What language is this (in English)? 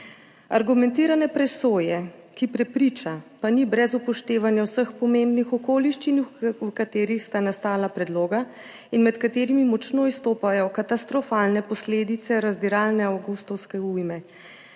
Slovenian